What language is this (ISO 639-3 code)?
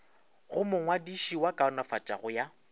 nso